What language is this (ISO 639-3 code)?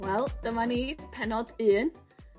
cym